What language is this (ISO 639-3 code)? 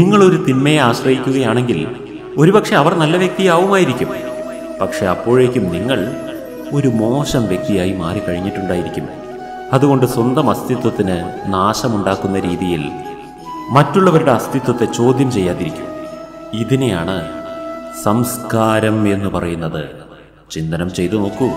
ara